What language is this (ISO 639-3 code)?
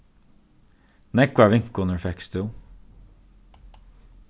fao